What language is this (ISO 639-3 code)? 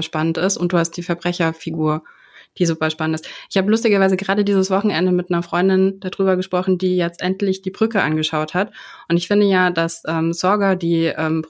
deu